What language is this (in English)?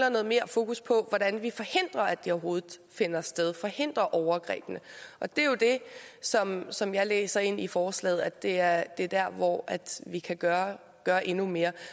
Danish